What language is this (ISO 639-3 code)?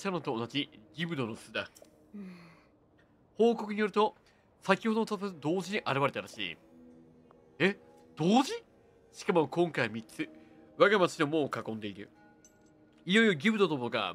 jpn